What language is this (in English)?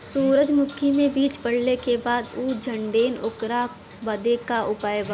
Bhojpuri